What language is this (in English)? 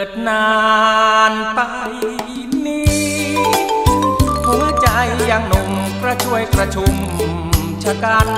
Thai